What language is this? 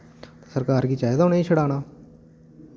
Dogri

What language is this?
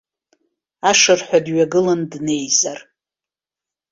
Abkhazian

